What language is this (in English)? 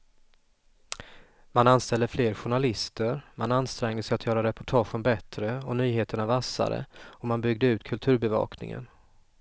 Swedish